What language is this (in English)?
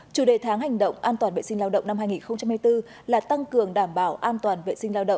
Vietnamese